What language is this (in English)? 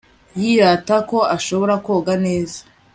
Kinyarwanda